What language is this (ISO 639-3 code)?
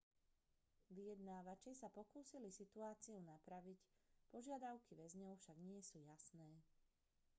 slk